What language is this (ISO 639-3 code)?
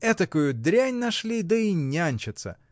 rus